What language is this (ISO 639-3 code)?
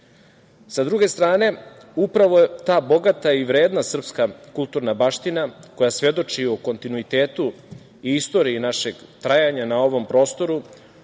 srp